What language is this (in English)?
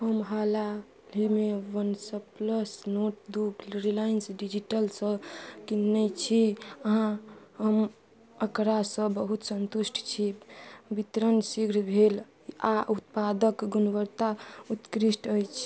Maithili